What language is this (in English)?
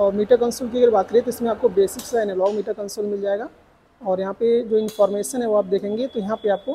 Hindi